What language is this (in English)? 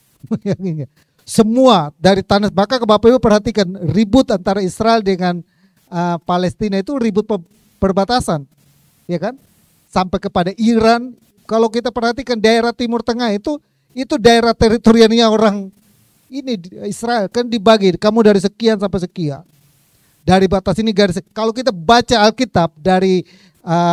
Indonesian